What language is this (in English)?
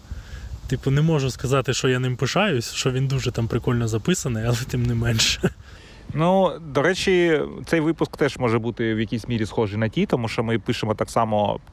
Ukrainian